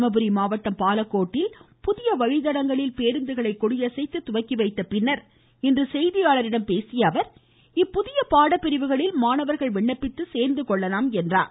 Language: Tamil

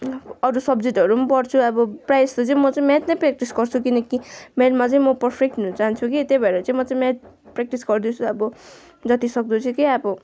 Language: Nepali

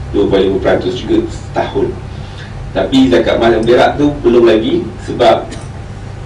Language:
Malay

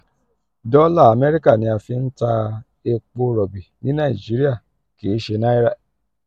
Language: Yoruba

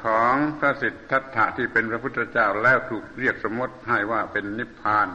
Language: Thai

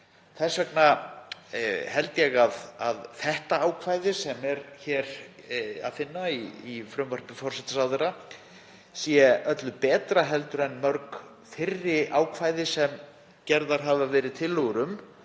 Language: Icelandic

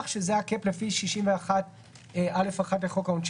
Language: Hebrew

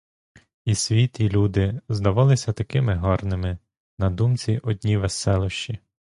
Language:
Ukrainian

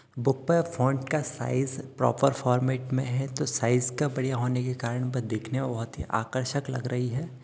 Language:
Hindi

